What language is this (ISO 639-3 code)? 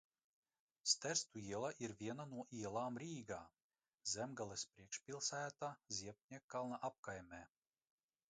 lav